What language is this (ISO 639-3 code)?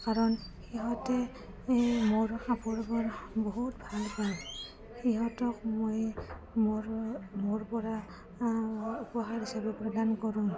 asm